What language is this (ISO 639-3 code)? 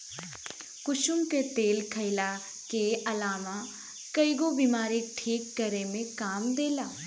bho